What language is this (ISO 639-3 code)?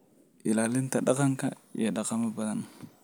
som